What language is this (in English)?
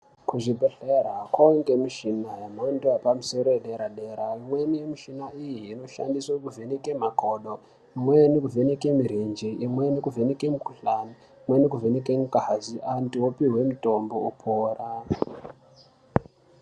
Ndau